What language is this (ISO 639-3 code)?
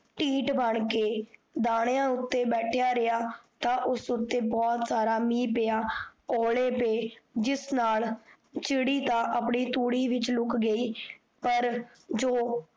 pan